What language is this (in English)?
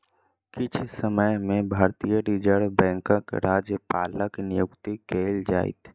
Maithili